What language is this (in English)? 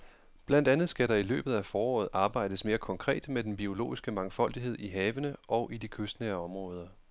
Danish